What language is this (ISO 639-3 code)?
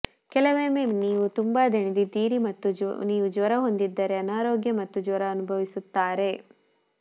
kan